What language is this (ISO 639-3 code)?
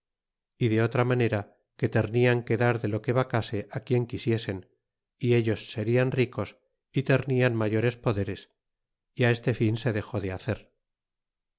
spa